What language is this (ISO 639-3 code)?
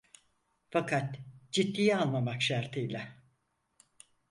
tur